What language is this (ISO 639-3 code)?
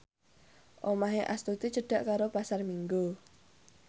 jav